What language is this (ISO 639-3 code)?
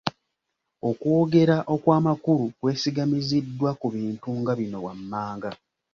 lug